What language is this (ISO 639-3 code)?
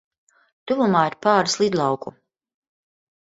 lav